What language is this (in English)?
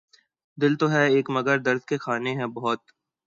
Urdu